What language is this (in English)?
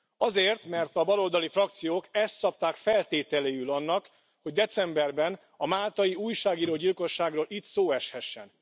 Hungarian